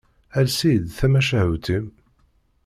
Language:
Kabyle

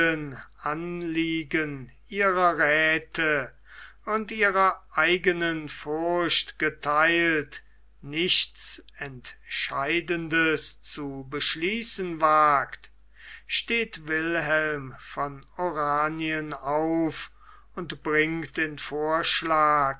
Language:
German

